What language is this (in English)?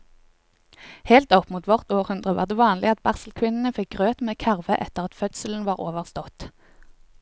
Norwegian